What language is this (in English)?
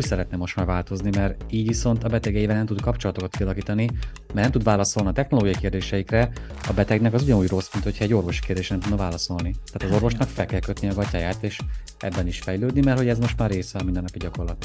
Hungarian